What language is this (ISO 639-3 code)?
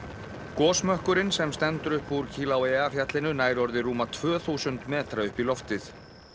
isl